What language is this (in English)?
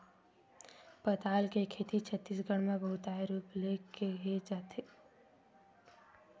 Chhattisgarhi